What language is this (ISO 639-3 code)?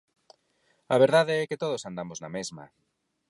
glg